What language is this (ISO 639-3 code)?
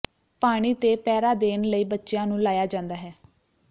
pan